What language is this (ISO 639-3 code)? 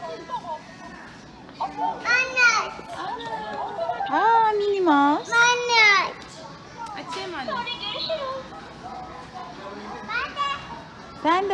tur